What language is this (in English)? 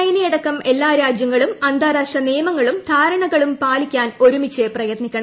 Malayalam